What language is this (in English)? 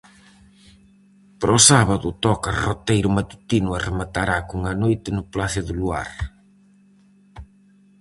Galician